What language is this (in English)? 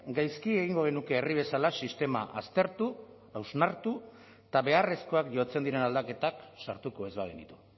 Basque